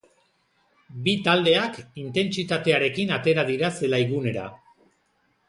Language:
Basque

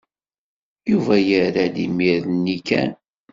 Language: Kabyle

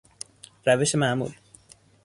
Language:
Persian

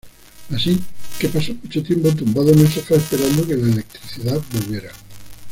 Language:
Spanish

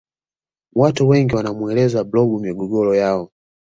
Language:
Swahili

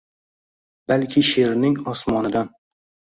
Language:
Uzbek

